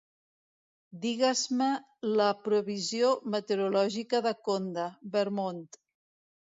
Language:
Catalan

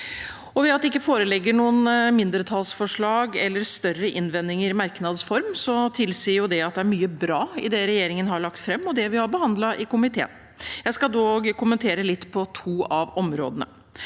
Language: Norwegian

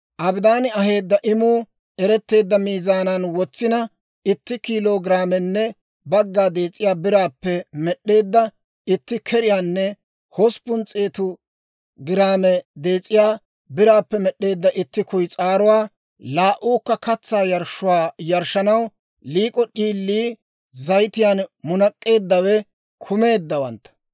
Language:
Dawro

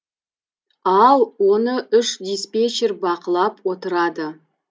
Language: Kazakh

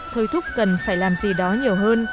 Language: Vietnamese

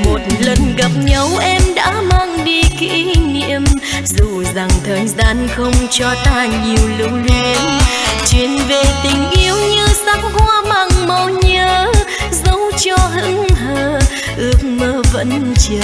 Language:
Vietnamese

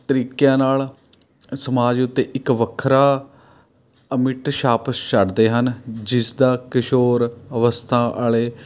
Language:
Punjabi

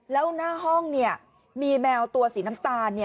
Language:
Thai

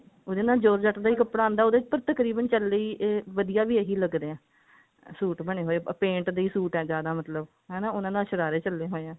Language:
Punjabi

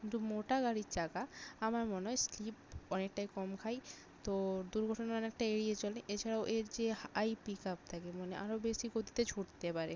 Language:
Bangla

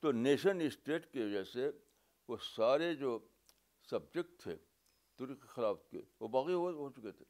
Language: Urdu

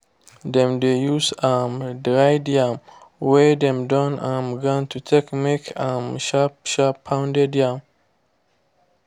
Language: Nigerian Pidgin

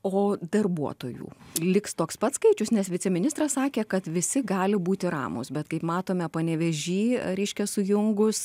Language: Lithuanian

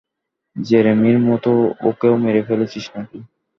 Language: Bangla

